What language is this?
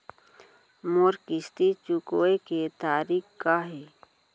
Chhattisgarhi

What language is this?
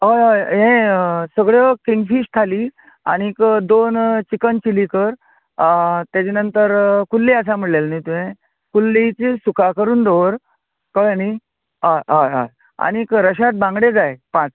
Konkani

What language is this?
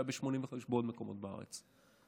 Hebrew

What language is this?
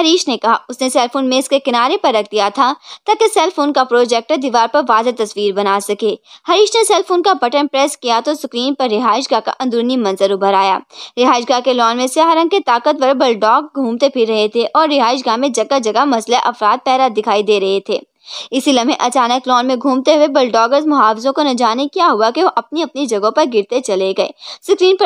Hindi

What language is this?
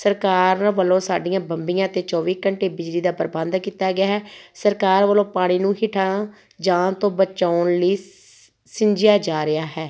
Punjabi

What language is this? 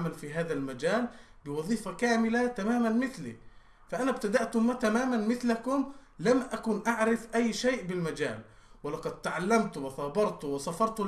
Arabic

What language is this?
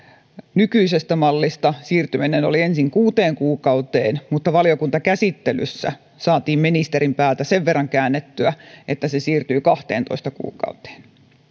Finnish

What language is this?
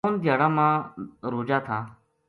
Gujari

